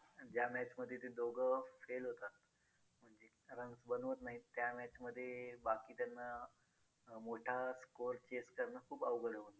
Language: Marathi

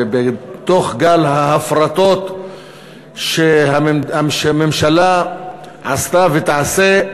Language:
Hebrew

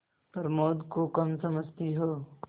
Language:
Hindi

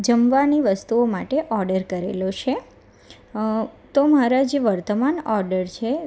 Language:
Gujarati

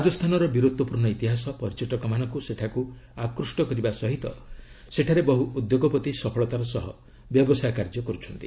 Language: Odia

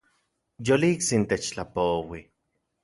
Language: Central Puebla Nahuatl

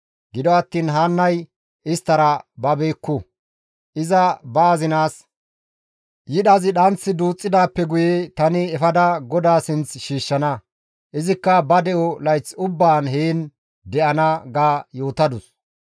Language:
Gamo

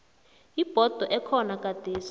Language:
South Ndebele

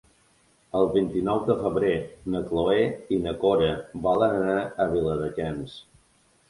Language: Catalan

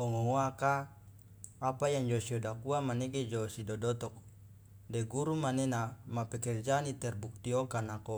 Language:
Loloda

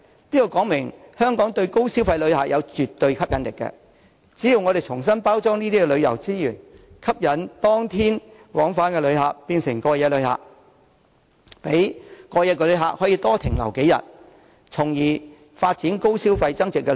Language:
Cantonese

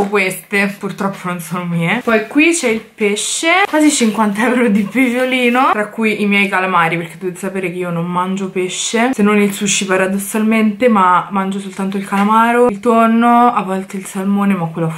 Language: Italian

